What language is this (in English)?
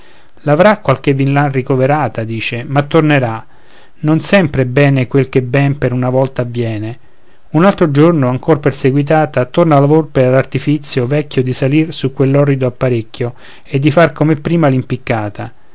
Italian